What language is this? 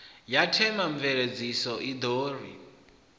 Venda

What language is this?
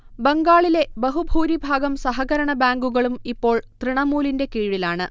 Malayalam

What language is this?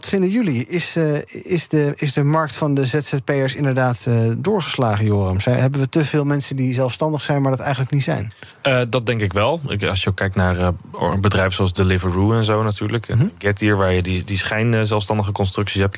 Dutch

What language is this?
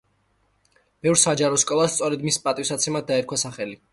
Georgian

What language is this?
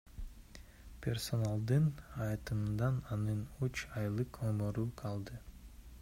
Kyrgyz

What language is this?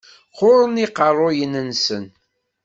Kabyle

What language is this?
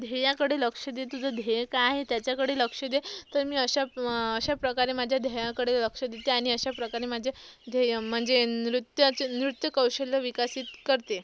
Marathi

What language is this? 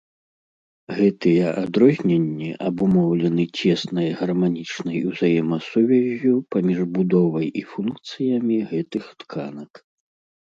Belarusian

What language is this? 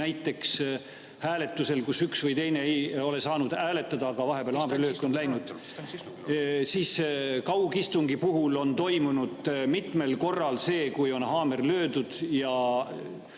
Estonian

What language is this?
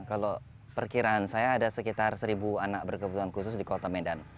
Indonesian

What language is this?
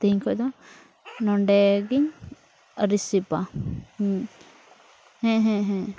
Santali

